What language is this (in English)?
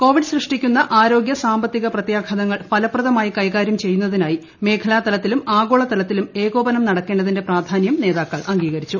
Malayalam